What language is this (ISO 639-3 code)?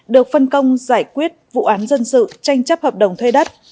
vie